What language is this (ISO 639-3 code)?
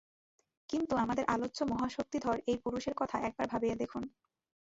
ben